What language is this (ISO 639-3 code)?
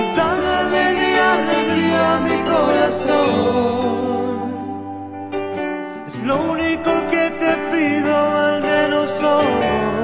ron